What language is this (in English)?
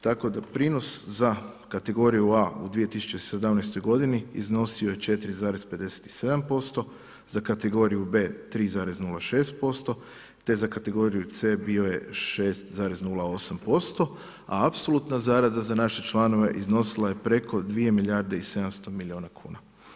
Croatian